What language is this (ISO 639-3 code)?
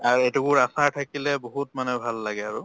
asm